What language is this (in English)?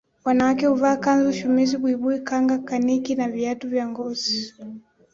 Swahili